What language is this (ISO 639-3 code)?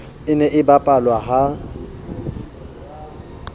sot